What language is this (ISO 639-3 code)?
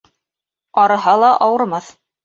bak